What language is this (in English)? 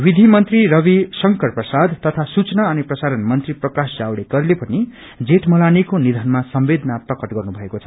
Nepali